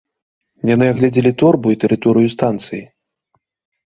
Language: Belarusian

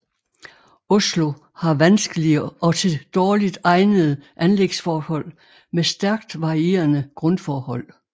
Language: Danish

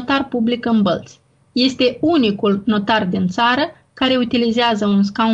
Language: Romanian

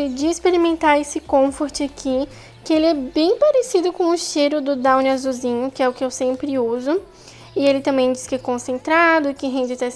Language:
Portuguese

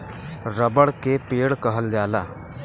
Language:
Bhojpuri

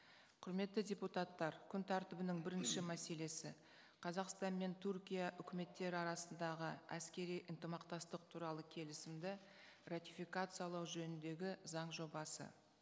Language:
Kazakh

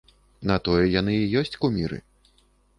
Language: Belarusian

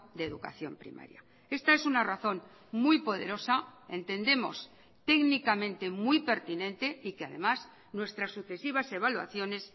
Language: Spanish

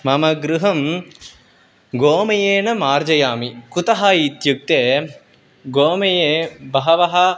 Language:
Sanskrit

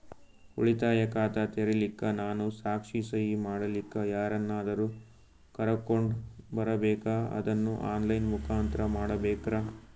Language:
Kannada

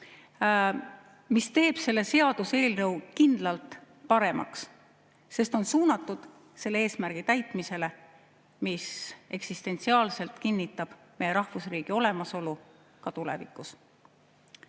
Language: Estonian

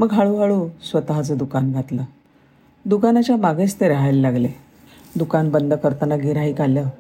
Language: Marathi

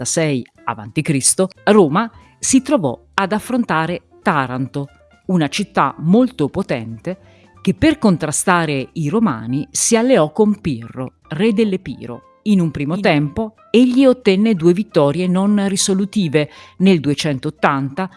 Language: Italian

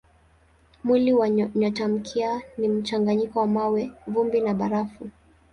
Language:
Swahili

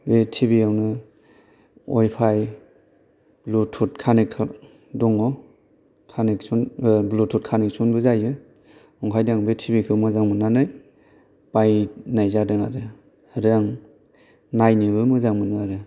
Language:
Bodo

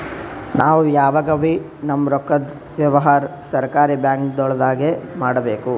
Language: Kannada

